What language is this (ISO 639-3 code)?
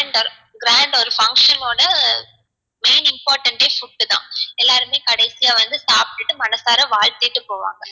tam